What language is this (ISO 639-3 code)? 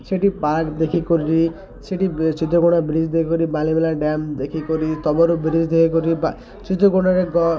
ori